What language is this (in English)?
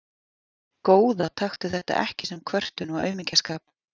Icelandic